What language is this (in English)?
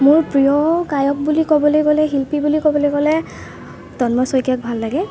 Assamese